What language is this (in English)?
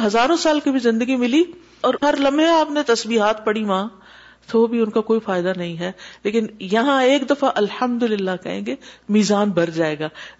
Urdu